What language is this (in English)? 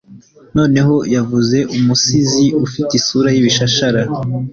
Kinyarwanda